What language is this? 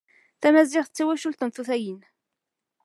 Kabyle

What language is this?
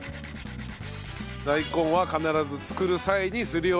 Japanese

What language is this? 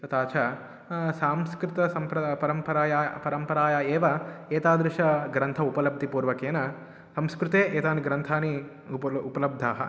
Sanskrit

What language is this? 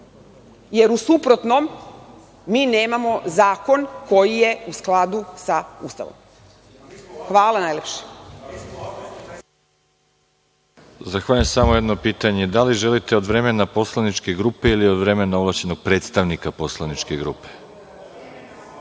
Serbian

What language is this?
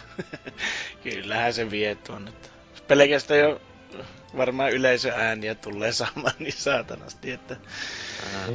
Finnish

